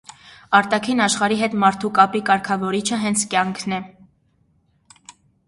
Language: Armenian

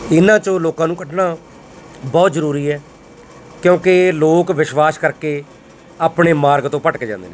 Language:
Punjabi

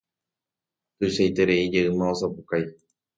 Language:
Guarani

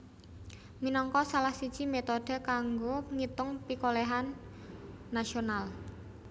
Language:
Javanese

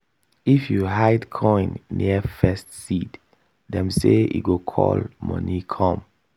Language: Nigerian Pidgin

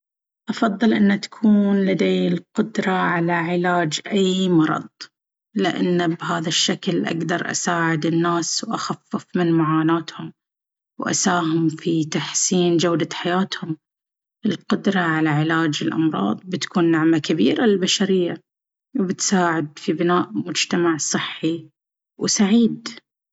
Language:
Baharna Arabic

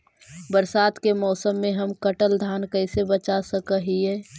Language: Magahi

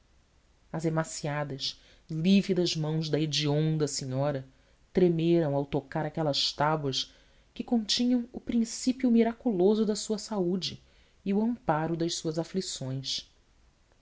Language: Portuguese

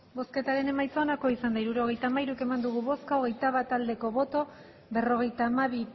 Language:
Basque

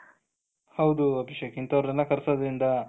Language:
Kannada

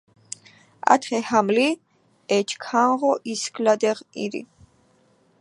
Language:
Georgian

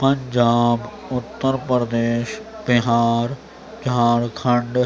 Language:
Urdu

